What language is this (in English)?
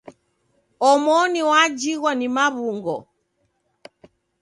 Taita